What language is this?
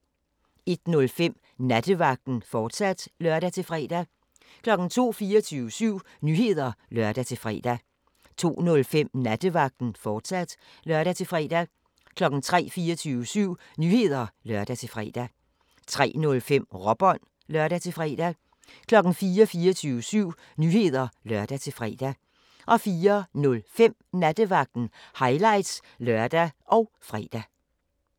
Danish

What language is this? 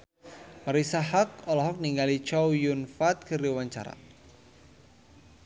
Sundanese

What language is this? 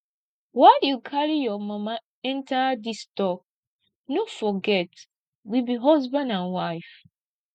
Nigerian Pidgin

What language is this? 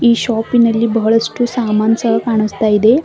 Kannada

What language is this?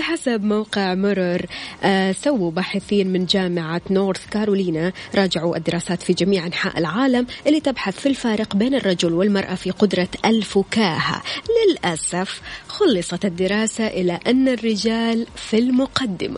Arabic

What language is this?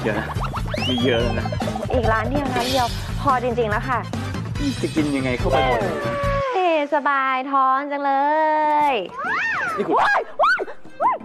Thai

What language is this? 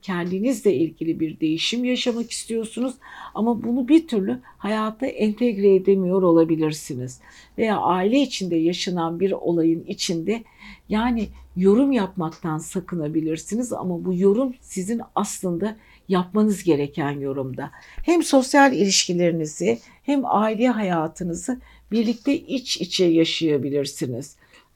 Turkish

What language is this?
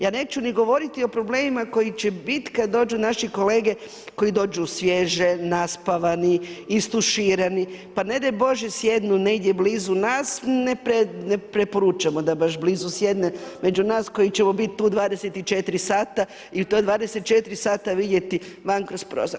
Croatian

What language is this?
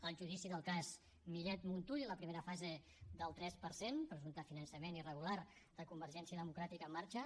Catalan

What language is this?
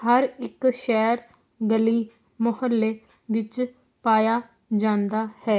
Punjabi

